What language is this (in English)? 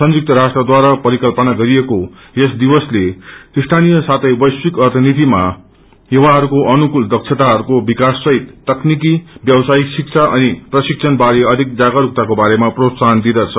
Nepali